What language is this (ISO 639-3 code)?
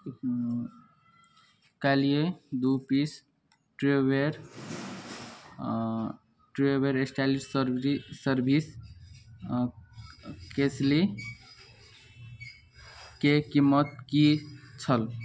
mai